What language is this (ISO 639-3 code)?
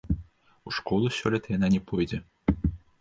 bel